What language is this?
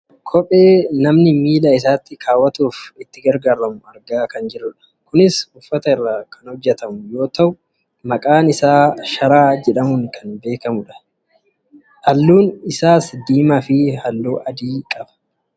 Oromo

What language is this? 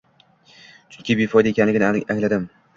Uzbek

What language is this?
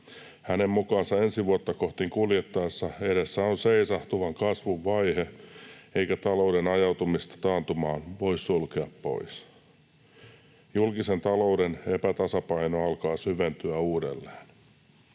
Finnish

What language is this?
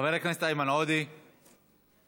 Hebrew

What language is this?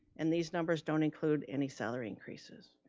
English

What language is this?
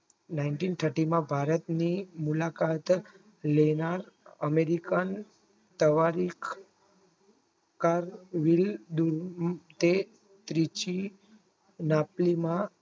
Gujarati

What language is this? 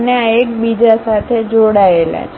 Gujarati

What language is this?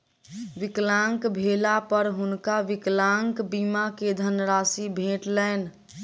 Maithili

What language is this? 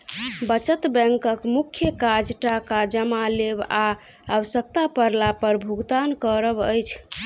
Maithili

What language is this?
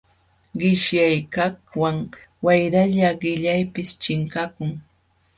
Jauja Wanca Quechua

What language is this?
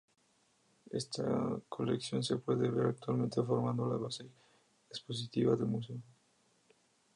Spanish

